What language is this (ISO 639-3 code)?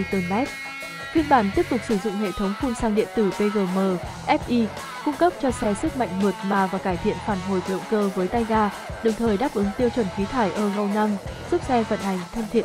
vie